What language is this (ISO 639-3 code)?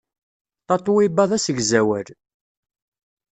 kab